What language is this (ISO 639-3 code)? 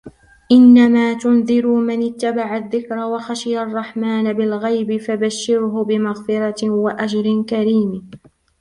ara